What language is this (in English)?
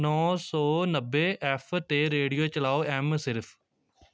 Punjabi